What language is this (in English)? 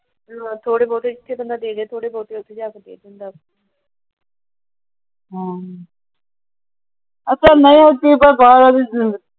Punjabi